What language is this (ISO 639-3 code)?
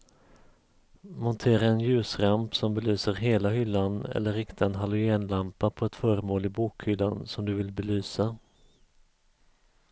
swe